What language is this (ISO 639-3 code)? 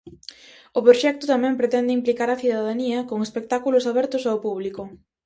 glg